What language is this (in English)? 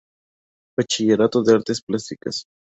Spanish